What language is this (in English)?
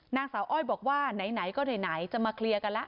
Thai